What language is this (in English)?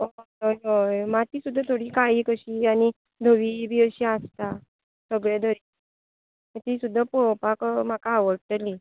Konkani